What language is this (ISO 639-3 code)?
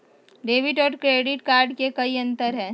mag